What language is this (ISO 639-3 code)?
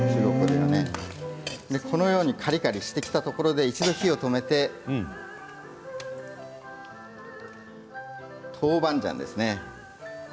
jpn